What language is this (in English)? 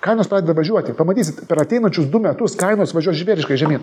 Lithuanian